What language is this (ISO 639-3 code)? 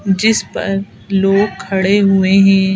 hin